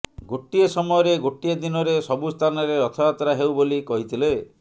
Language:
Odia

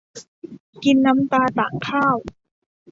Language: Thai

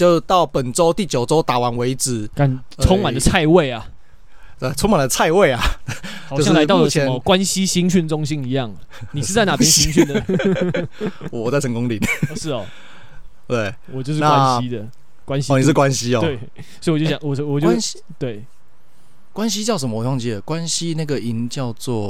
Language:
Chinese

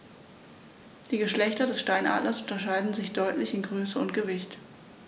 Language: German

